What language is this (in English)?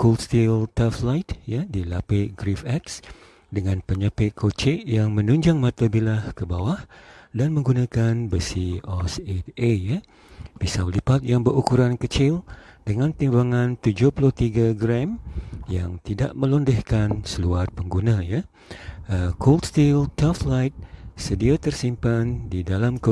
Malay